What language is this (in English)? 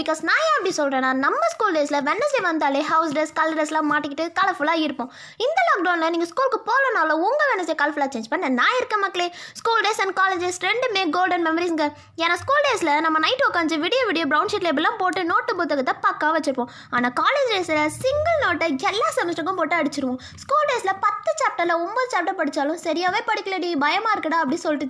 Tamil